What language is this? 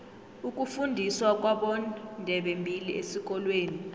South Ndebele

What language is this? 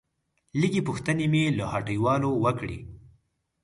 Pashto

